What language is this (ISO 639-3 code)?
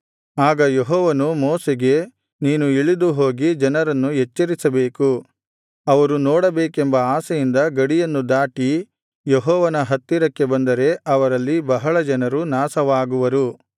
kan